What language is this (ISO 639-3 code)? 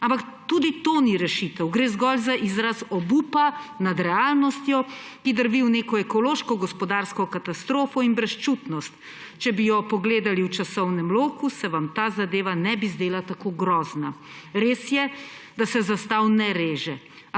slv